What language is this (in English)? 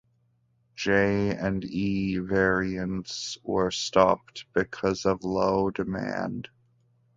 English